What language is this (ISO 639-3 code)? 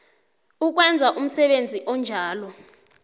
nbl